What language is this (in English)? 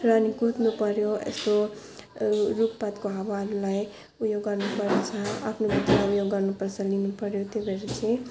Nepali